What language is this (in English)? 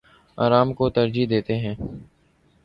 Urdu